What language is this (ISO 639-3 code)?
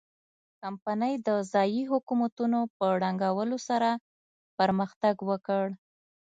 pus